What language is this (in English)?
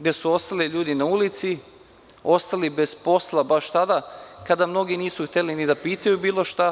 Serbian